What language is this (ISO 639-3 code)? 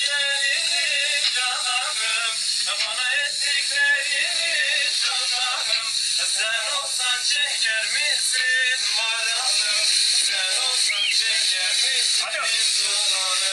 tur